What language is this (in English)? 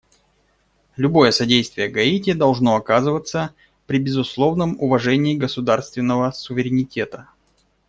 Russian